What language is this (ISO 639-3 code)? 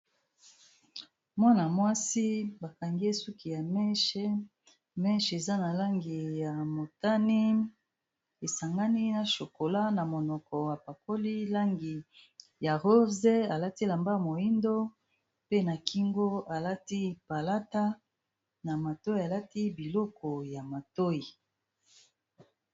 lin